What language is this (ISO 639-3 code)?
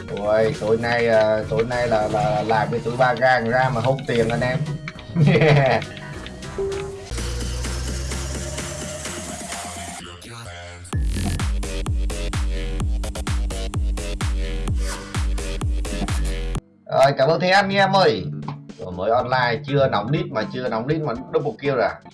vie